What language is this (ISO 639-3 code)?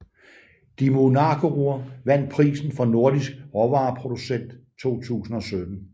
dan